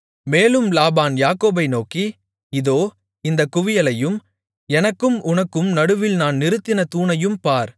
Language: Tamil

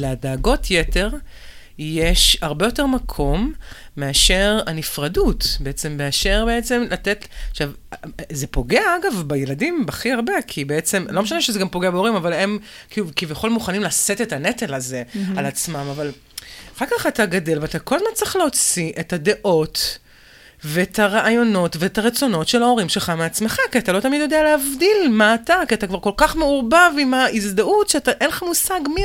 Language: Hebrew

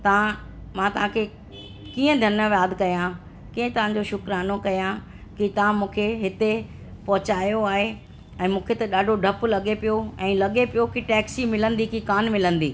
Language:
Sindhi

